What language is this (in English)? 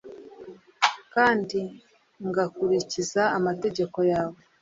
Kinyarwanda